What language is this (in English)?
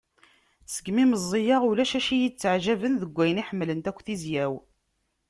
Kabyle